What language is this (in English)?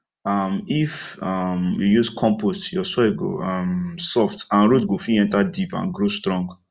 Nigerian Pidgin